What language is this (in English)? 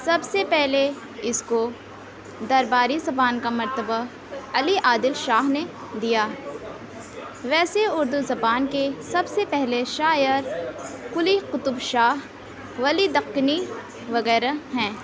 Urdu